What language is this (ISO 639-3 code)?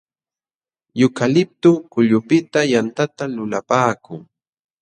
qxw